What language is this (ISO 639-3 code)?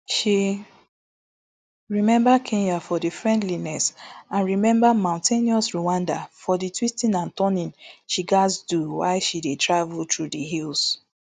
pcm